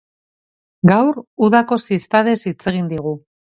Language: Basque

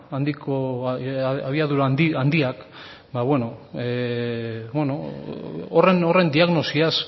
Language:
Basque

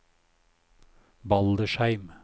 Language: Norwegian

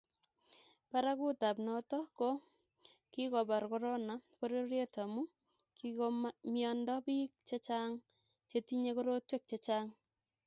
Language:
Kalenjin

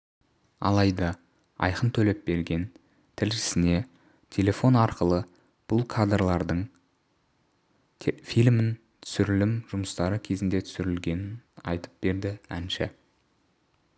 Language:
Kazakh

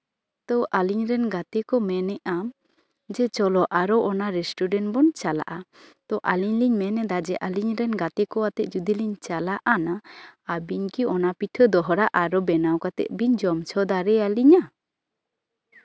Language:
Santali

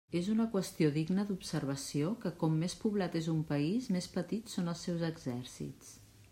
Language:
Catalan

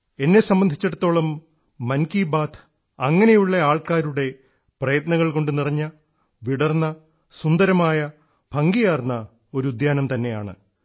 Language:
Malayalam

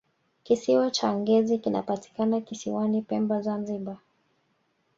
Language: Swahili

